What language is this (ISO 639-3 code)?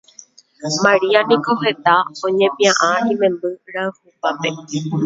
grn